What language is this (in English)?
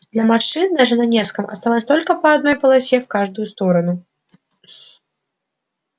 Russian